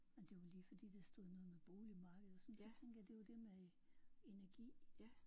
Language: Danish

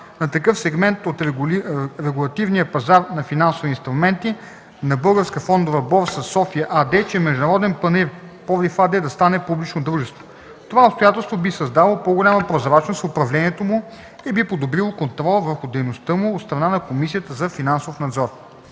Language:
Bulgarian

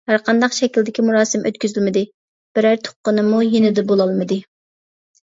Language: Uyghur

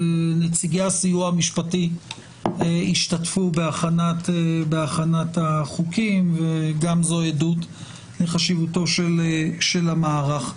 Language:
Hebrew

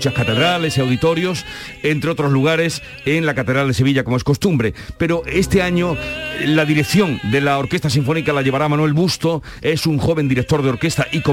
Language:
Spanish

